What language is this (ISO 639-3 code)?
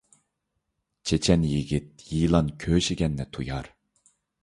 uig